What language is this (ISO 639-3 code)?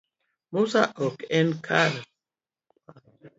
luo